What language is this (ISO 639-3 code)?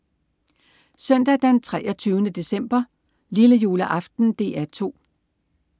dan